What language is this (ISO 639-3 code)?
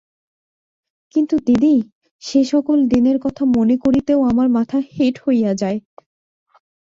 ben